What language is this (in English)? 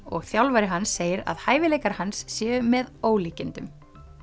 Icelandic